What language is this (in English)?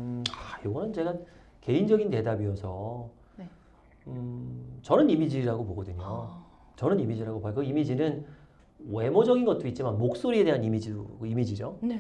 Korean